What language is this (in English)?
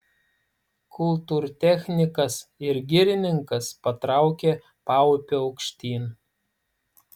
Lithuanian